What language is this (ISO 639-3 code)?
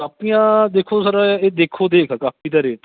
pan